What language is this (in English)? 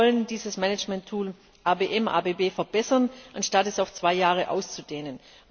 German